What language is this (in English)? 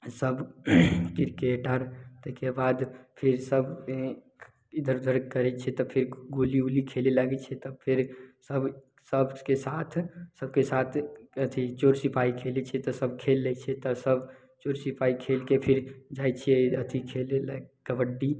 Maithili